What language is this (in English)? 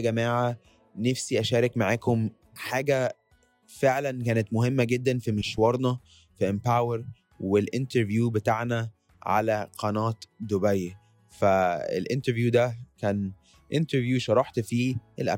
Arabic